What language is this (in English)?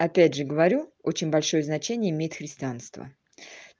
Russian